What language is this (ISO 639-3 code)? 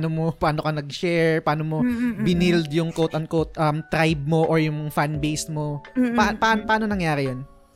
fil